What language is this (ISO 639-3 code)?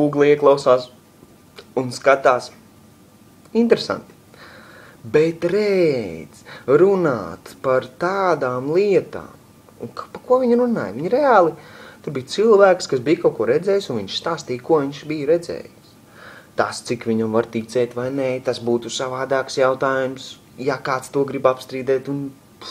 lav